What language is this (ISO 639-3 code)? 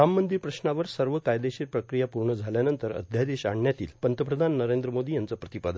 mar